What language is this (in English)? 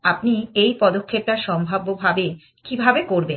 Bangla